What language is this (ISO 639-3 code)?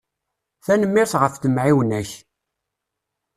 kab